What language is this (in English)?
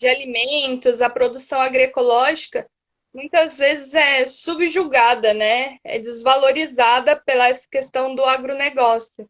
Portuguese